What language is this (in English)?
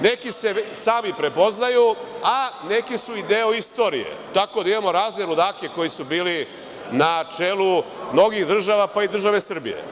Serbian